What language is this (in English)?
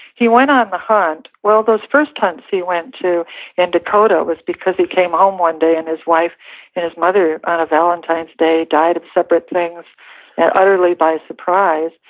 English